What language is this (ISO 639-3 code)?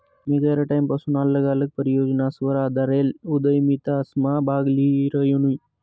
mar